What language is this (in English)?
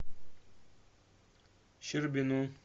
Russian